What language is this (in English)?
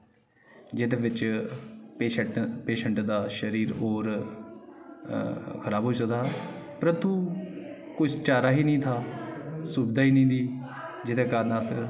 Dogri